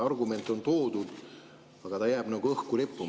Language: Estonian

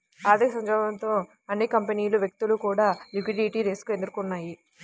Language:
Telugu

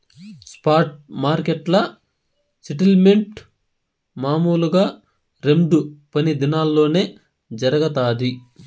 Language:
Telugu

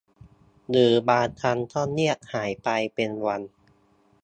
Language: Thai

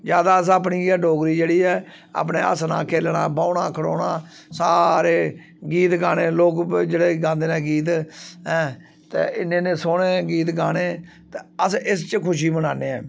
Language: Dogri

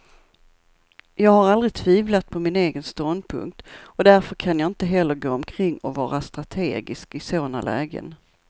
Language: Swedish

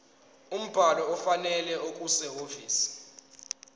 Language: Zulu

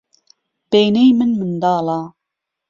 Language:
Central Kurdish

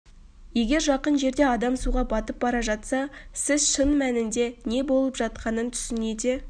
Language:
Kazakh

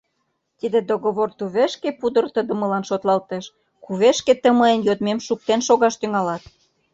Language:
Mari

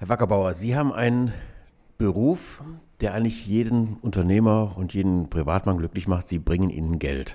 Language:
German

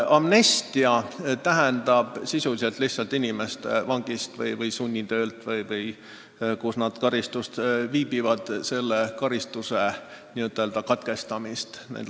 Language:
Estonian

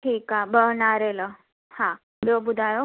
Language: Sindhi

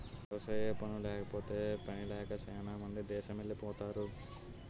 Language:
Telugu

